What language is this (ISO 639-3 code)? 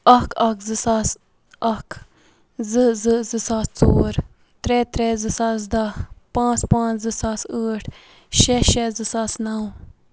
kas